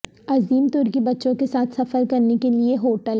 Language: Urdu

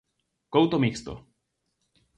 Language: Galician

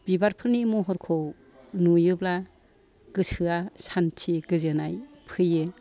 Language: Bodo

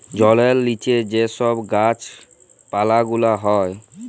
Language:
Bangla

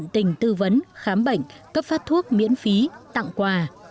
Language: Vietnamese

